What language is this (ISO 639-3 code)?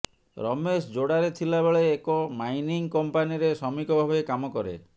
ori